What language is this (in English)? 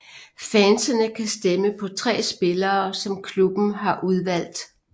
Danish